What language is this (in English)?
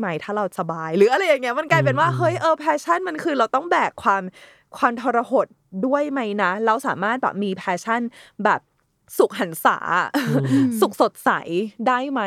Thai